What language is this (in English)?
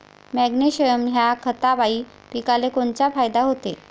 Marathi